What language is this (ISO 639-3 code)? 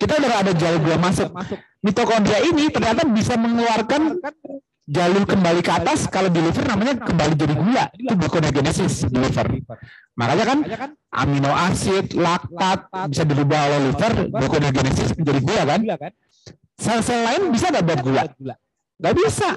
ind